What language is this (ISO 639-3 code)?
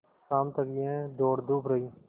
hin